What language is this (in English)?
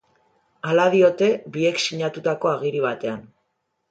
Basque